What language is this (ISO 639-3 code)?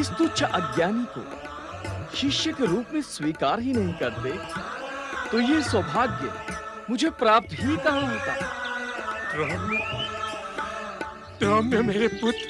hin